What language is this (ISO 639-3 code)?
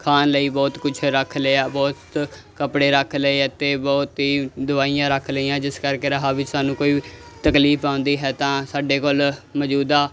pan